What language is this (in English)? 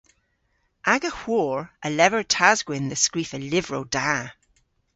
Cornish